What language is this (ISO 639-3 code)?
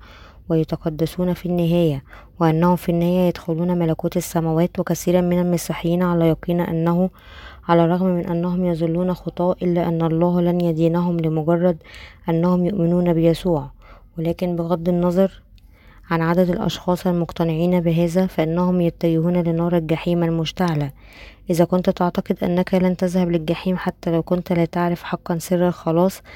ara